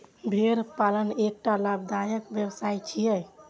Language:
Maithili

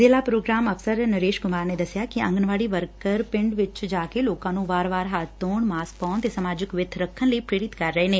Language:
Punjabi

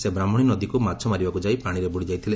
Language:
Odia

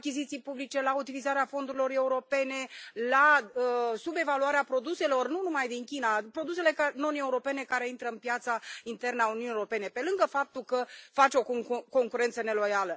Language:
Romanian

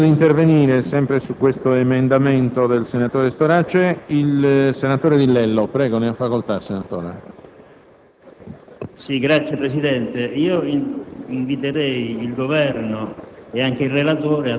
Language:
Italian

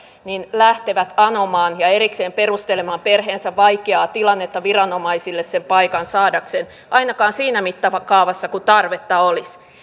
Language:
Finnish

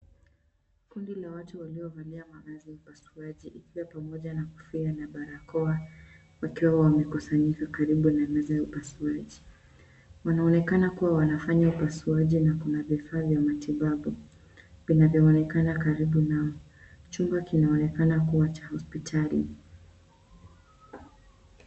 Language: Swahili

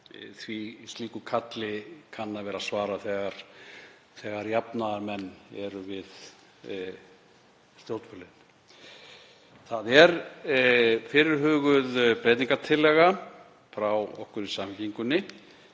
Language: Icelandic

